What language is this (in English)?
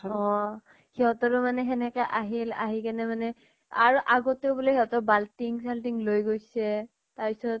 Assamese